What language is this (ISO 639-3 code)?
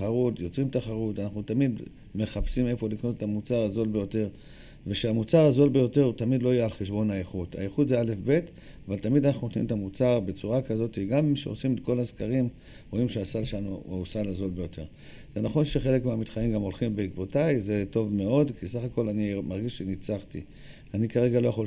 heb